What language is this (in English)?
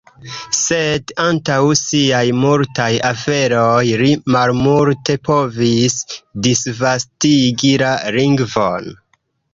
Esperanto